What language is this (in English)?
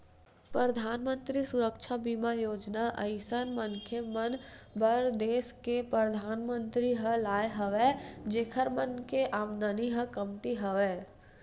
Chhattisgarhi